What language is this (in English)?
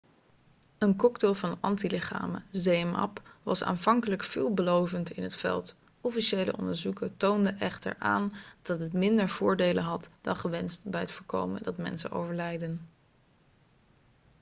Dutch